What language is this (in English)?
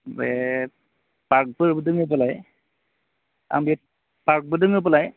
Bodo